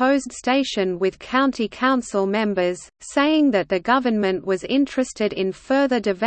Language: English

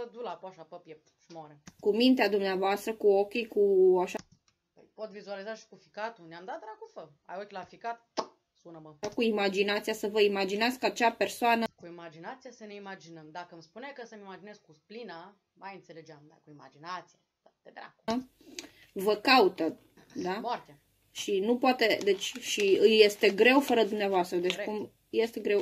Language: Romanian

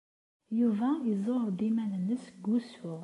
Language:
Kabyle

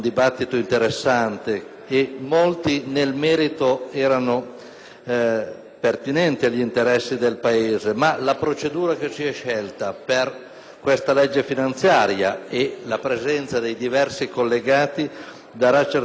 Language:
Italian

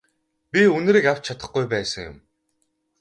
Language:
Mongolian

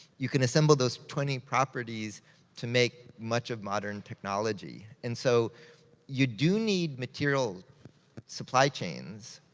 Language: English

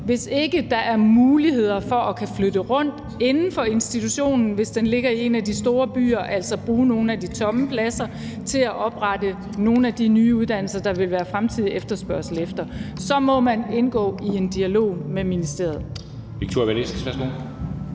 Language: Danish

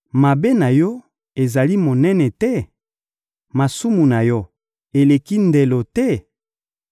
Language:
Lingala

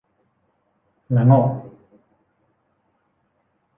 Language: Thai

